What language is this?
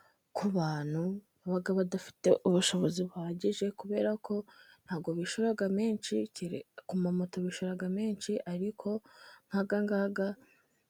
Kinyarwanda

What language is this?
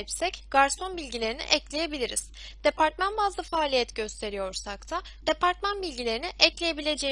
Turkish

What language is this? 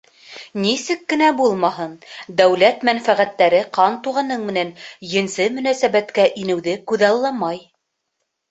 Bashkir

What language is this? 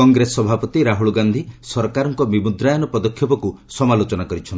Odia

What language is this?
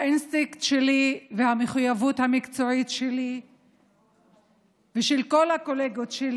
Hebrew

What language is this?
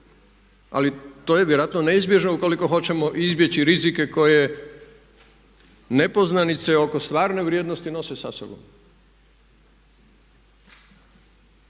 Croatian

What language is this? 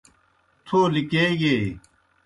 Kohistani Shina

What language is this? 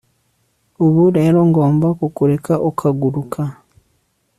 Kinyarwanda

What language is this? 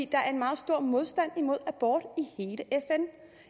Danish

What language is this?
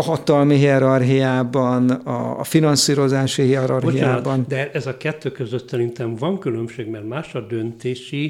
Hungarian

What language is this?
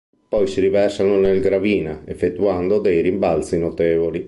Italian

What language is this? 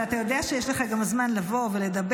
Hebrew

